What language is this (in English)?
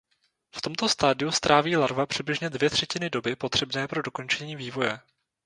Czech